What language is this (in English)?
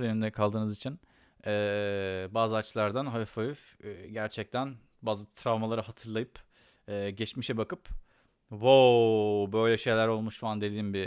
Turkish